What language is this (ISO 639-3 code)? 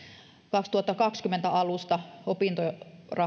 fin